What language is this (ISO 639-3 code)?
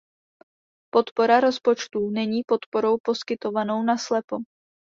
ces